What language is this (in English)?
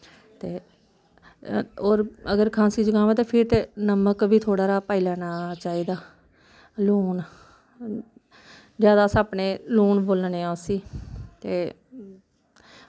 Dogri